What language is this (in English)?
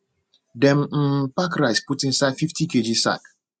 Nigerian Pidgin